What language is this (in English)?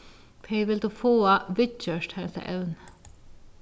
Faroese